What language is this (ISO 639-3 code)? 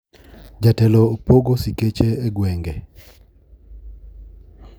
luo